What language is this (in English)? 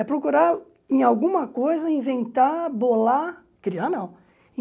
Portuguese